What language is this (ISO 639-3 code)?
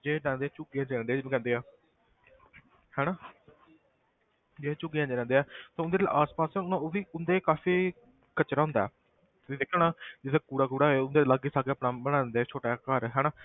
pan